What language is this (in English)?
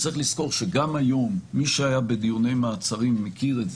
Hebrew